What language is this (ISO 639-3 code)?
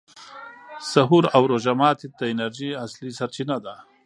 pus